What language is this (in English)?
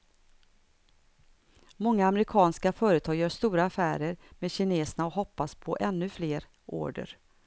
Swedish